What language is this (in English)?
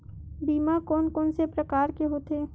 Chhattisgarhi